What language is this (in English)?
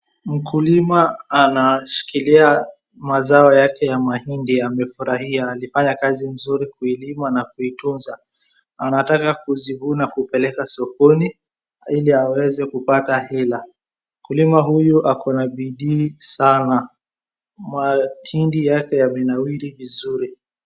Swahili